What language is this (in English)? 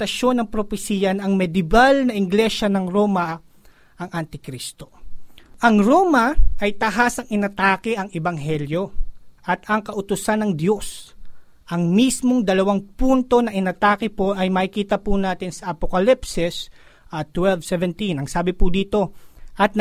Filipino